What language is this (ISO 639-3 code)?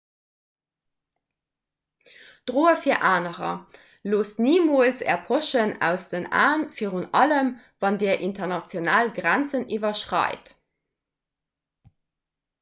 ltz